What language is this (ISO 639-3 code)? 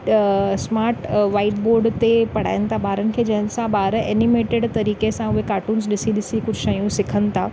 snd